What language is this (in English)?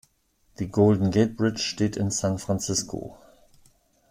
German